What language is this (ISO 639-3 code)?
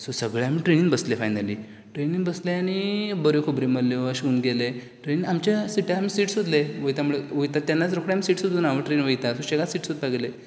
kok